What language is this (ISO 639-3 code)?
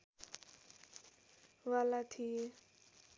nep